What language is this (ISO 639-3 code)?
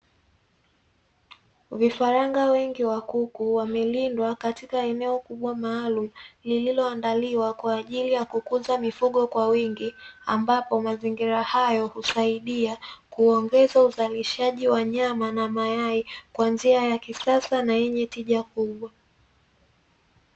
swa